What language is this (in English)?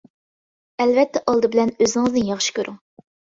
Uyghur